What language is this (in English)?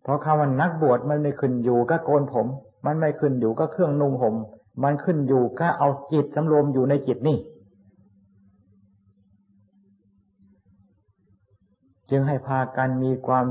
Thai